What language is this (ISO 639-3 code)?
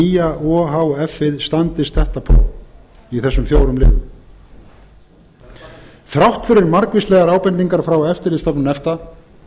isl